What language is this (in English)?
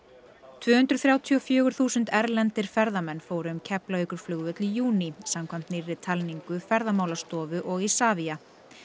Icelandic